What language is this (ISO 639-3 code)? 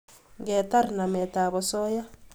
kln